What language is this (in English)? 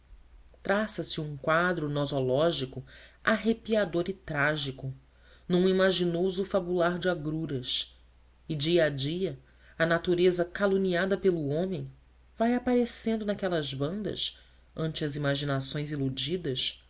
Portuguese